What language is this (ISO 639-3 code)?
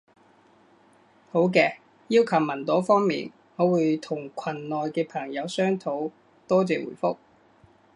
yue